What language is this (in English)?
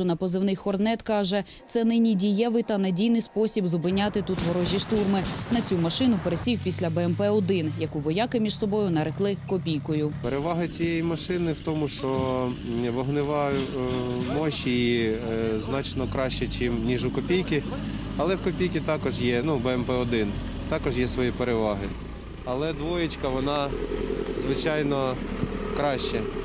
Ukrainian